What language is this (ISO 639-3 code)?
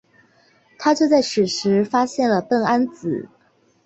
zho